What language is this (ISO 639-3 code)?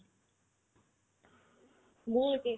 asm